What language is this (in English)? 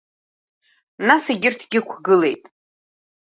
Abkhazian